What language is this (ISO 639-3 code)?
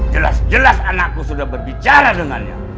ind